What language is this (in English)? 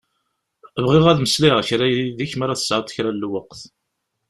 Kabyle